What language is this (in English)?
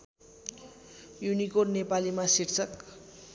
Nepali